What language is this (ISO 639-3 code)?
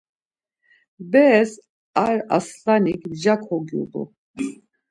lzz